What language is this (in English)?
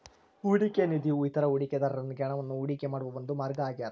Kannada